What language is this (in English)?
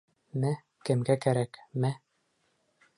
Bashkir